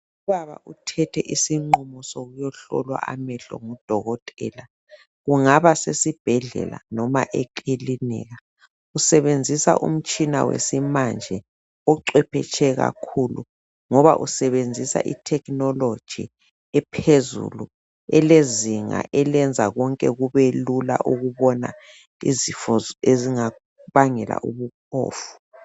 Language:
North Ndebele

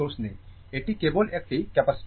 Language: Bangla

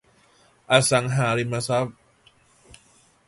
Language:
Thai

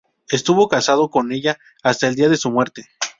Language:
Spanish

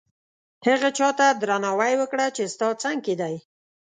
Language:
Pashto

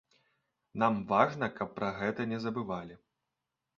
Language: Belarusian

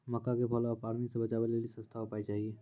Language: Maithili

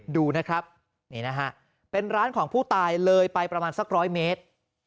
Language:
Thai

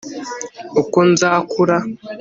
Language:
Kinyarwanda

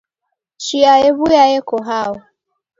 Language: Taita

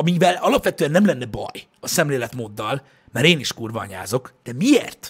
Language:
Hungarian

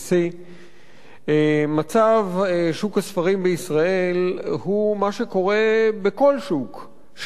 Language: Hebrew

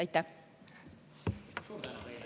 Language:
Estonian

